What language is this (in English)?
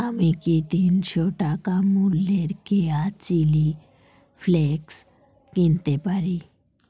Bangla